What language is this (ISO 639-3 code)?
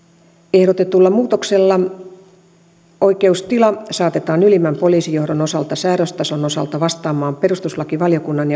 fin